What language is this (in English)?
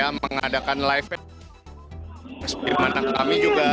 Indonesian